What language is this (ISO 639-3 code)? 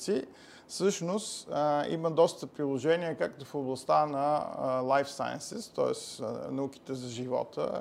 bul